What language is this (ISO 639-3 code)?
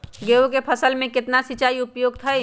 mag